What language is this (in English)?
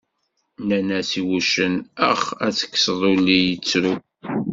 Kabyle